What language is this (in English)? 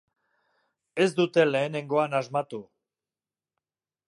Basque